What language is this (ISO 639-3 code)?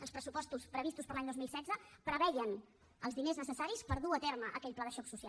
cat